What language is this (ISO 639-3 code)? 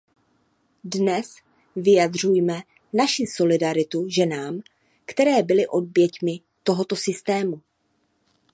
ces